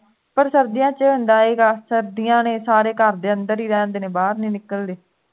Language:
Punjabi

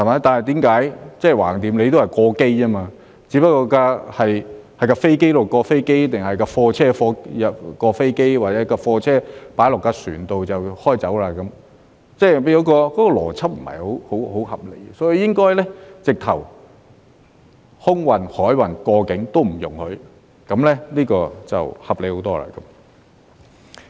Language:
Cantonese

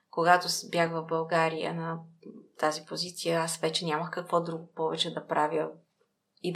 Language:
Bulgarian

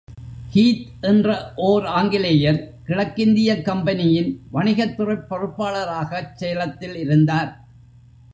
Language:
Tamil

